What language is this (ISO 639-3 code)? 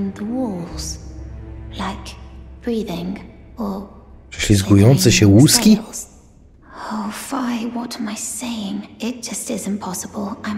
pol